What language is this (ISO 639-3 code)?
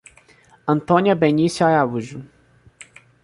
por